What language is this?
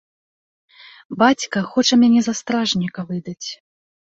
Belarusian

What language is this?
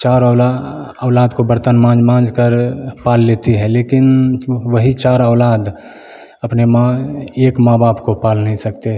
Hindi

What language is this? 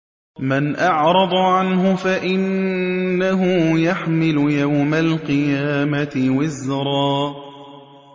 Arabic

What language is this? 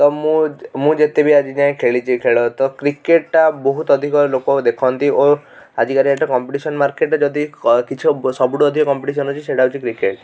Odia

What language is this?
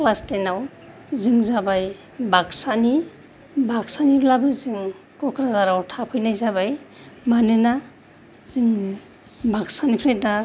Bodo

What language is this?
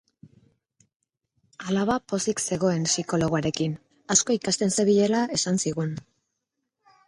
Basque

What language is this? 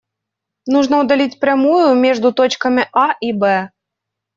Russian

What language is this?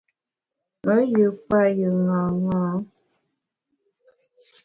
Bamun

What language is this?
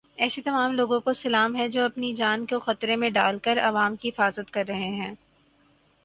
Urdu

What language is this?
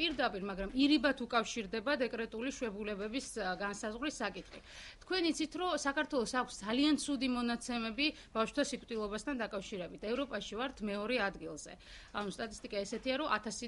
Romanian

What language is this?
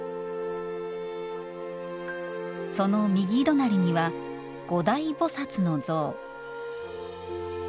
Japanese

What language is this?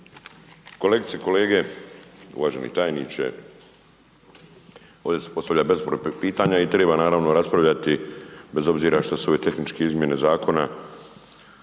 Croatian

